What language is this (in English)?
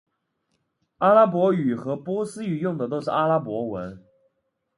Chinese